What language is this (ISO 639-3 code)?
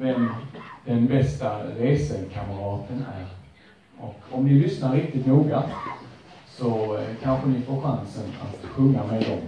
swe